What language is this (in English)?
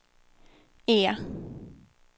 Swedish